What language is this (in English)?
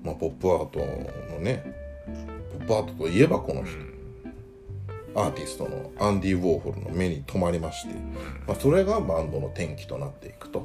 Japanese